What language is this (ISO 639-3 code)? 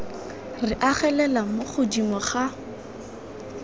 tsn